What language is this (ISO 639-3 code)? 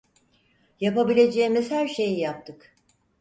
tur